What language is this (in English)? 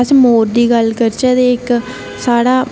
Dogri